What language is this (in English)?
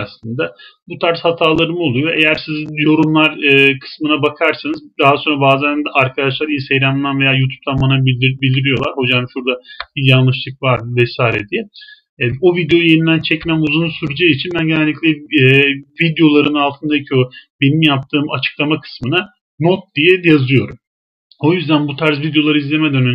Turkish